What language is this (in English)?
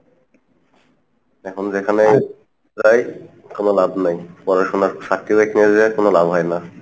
Bangla